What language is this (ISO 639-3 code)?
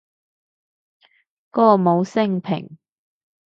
yue